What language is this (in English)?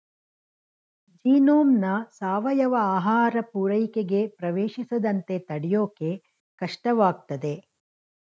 Kannada